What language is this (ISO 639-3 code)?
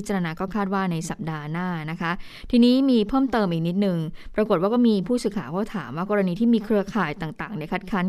tha